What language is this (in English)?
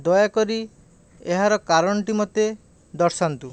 Odia